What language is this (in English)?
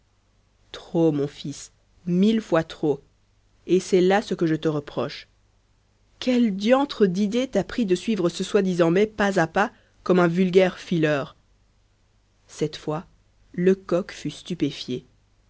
French